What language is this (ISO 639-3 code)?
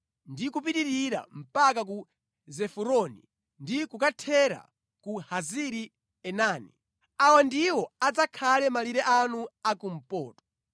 nya